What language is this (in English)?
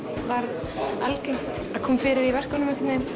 Icelandic